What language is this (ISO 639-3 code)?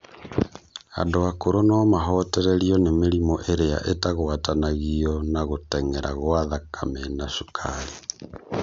kik